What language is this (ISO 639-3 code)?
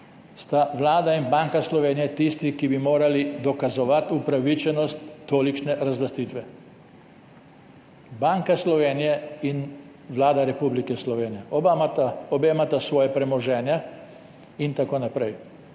slv